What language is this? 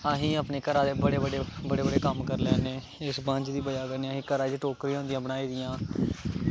Dogri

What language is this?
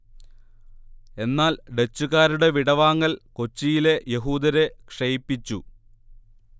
Malayalam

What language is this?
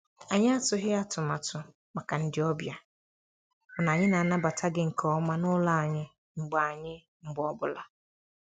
Igbo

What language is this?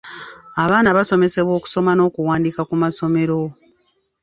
Ganda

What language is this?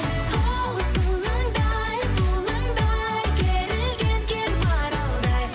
Kazakh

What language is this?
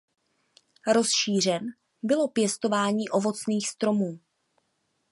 Czech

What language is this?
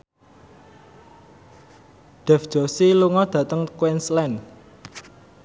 Javanese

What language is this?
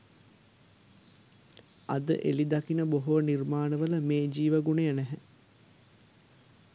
Sinhala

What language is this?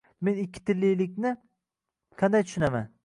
Uzbek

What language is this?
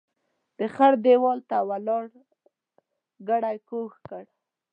Pashto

